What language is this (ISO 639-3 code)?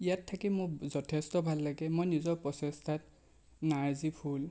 asm